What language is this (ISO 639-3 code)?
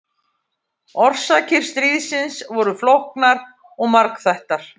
isl